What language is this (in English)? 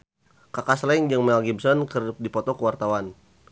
Sundanese